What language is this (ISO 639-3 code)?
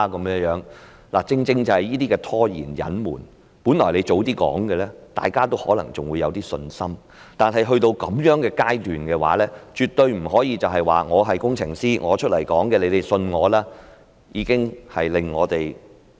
yue